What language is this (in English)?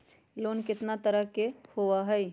Magahi